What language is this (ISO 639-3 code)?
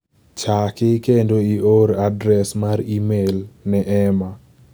luo